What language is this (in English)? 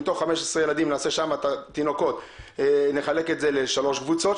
Hebrew